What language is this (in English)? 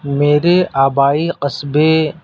Urdu